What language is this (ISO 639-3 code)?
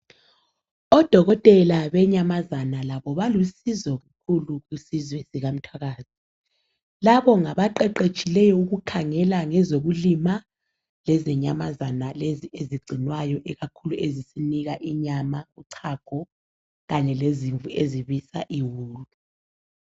nde